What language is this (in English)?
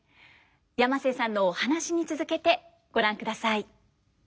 Japanese